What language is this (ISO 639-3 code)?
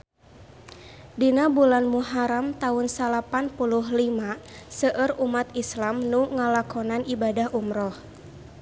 sun